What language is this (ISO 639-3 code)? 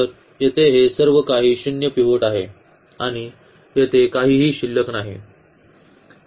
mar